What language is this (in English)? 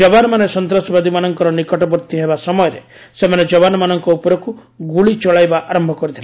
Odia